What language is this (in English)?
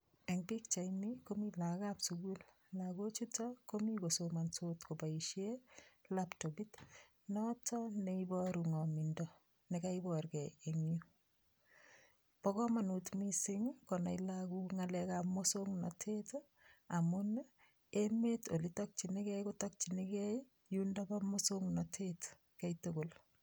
Kalenjin